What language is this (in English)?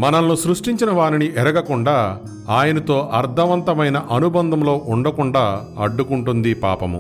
Telugu